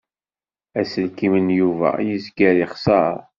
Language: Kabyle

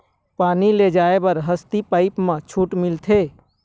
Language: Chhattisgarhi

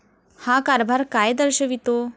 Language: Marathi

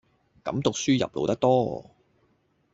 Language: Cantonese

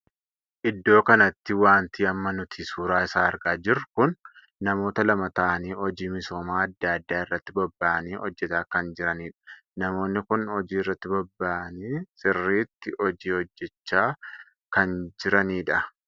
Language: Oromo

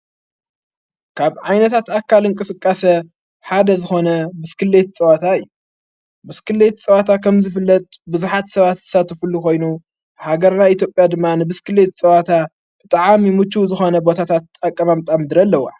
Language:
Tigrinya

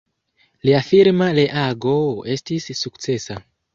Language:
Esperanto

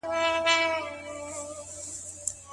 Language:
Pashto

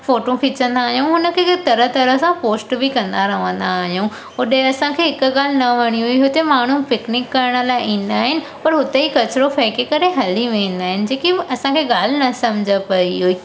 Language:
Sindhi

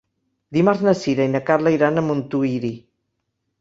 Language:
Catalan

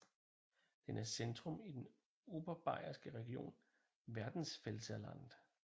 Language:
Danish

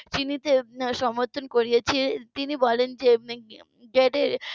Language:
Bangla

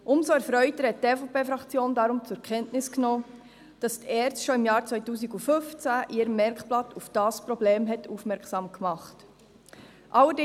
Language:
Swiss German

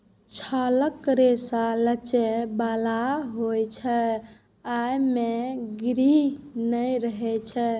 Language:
Maithili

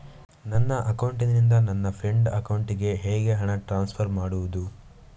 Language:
Kannada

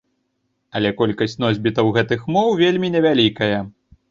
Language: Belarusian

